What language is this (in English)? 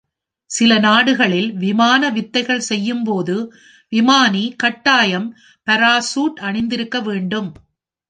Tamil